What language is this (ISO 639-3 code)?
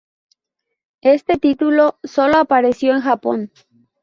spa